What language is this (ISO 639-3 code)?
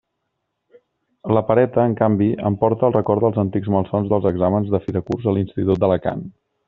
cat